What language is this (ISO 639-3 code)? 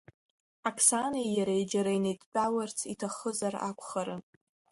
abk